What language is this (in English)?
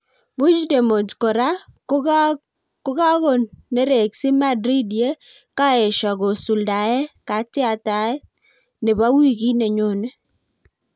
Kalenjin